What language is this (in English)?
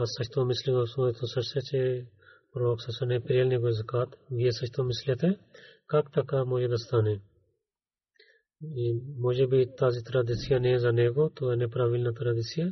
Bulgarian